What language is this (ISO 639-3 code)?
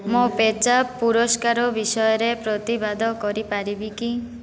ori